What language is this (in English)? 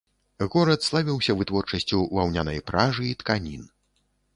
Belarusian